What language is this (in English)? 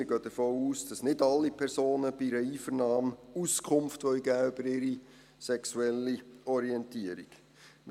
Swiss German